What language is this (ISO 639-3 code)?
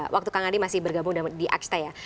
ind